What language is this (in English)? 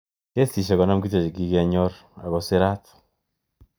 Kalenjin